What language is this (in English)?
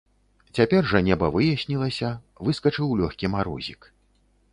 Belarusian